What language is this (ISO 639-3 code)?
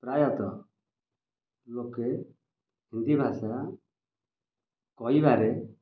ori